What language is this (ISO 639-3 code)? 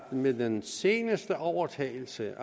dan